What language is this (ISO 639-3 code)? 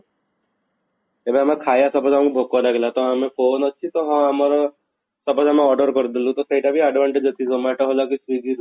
ori